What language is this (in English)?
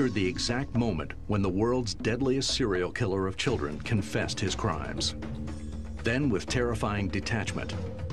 English